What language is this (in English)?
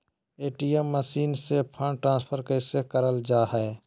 Magahi